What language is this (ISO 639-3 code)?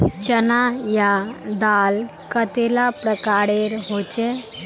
mag